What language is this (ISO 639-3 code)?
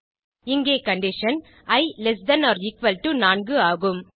tam